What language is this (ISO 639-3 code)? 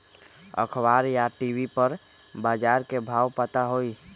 mag